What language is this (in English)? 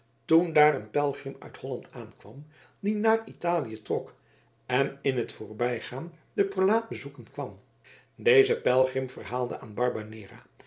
Dutch